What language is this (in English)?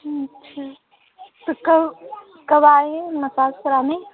Hindi